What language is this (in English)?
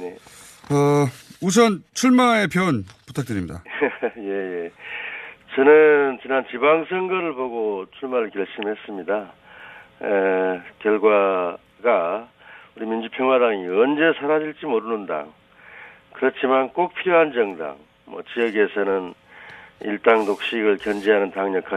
Korean